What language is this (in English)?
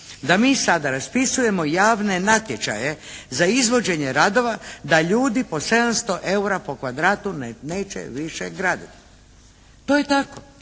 Croatian